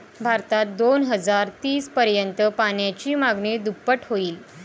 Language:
Marathi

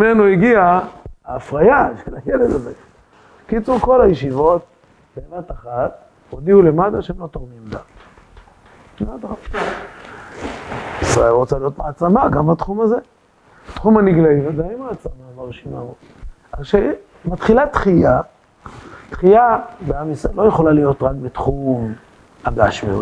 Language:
Hebrew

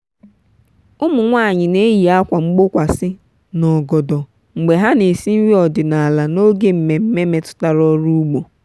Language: Igbo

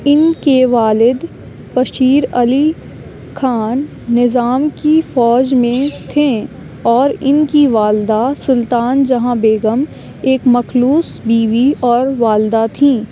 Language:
Urdu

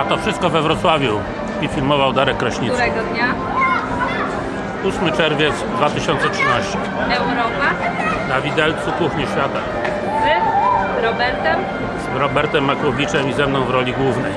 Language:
Polish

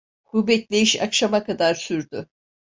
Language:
Turkish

